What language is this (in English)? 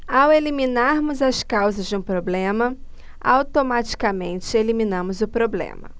Portuguese